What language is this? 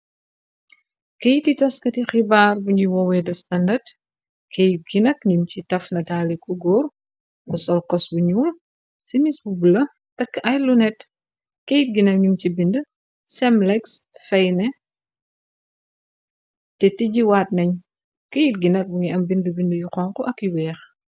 Wolof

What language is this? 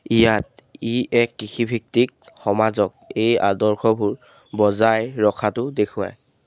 Assamese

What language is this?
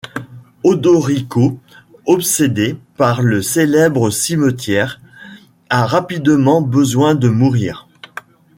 French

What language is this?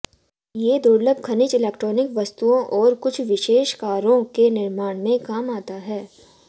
Hindi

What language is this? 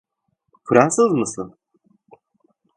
Turkish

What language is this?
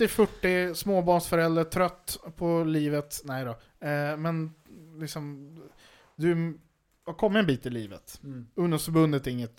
Swedish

